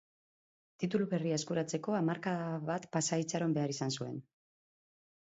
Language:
Basque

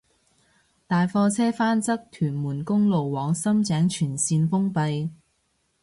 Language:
Cantonese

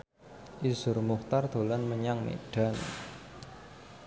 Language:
Javanese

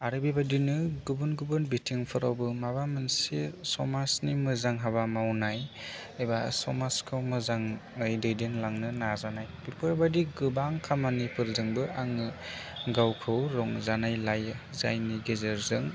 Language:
Bodo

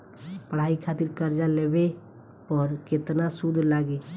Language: Bhojpuri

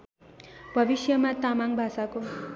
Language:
Nepali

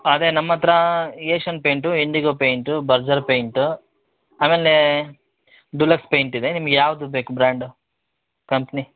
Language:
Kannada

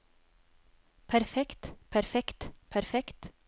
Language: Norwegian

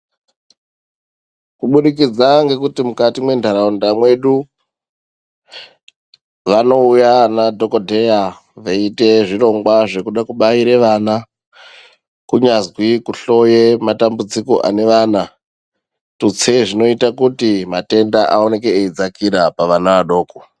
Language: Ndau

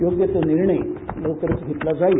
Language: Marathi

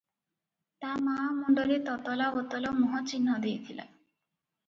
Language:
Odia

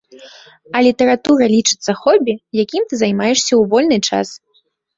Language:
Belarusian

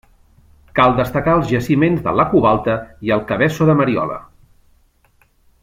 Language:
Catalan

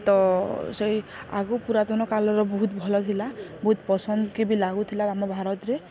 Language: Odia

